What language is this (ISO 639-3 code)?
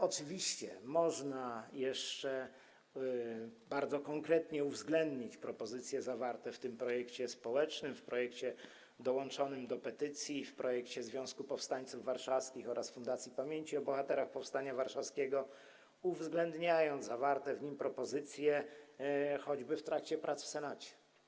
pol